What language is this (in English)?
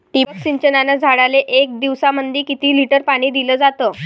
Marathi